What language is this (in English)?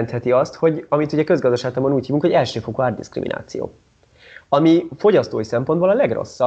Hungarian